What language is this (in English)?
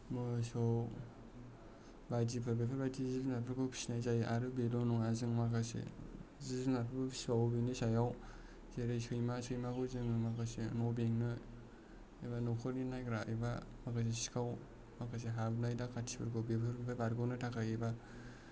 Bodo